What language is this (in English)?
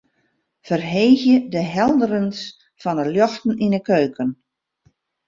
Western Frisian